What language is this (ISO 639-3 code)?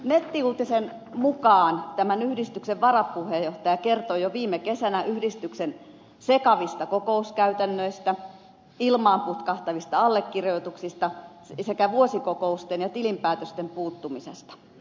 fin